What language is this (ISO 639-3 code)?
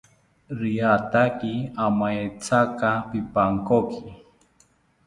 cpy